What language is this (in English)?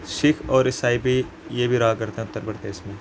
Urdu